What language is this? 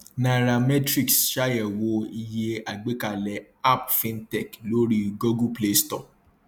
Yoruba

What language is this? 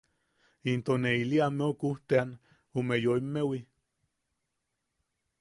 Yaqui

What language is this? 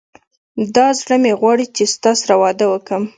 Pashto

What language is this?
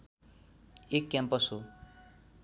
Nepali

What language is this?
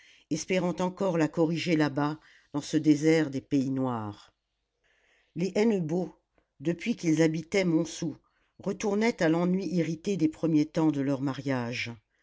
French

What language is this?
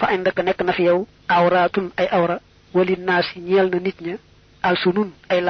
French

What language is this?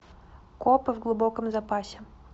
Russian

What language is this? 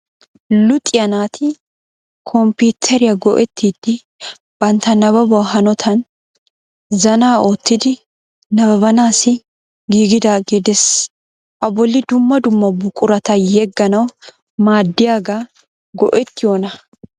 Wolaytta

